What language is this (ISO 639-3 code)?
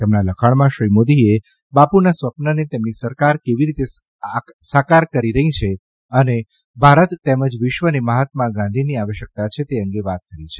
guj